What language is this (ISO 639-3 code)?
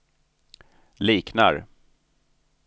swe